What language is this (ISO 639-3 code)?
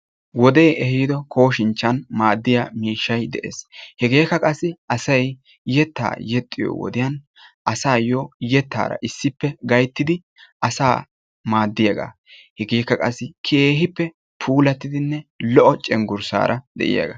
wal